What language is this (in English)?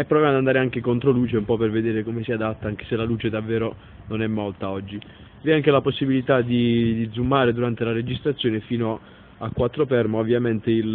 Italian